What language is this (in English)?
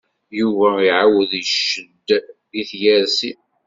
Kabyle